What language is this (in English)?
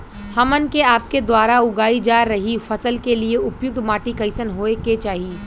Bhojpuri